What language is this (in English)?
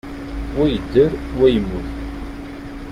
Kabyle